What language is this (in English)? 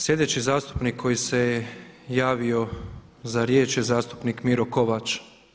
Croatian